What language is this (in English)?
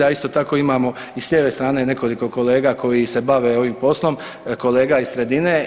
Croatian